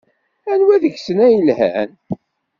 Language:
Kabyle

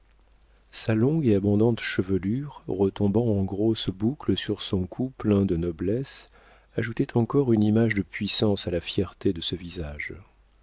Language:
French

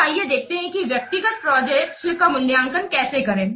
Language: Hindi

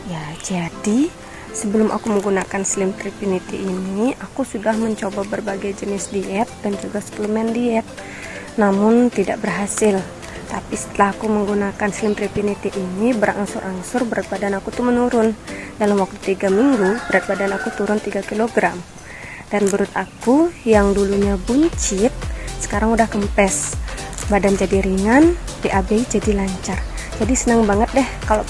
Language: Indonesian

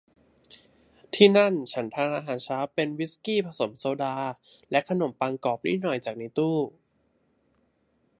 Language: Thai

